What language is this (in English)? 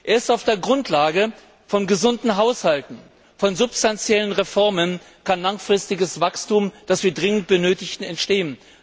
German